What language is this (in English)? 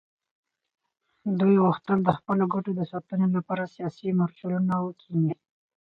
Pashto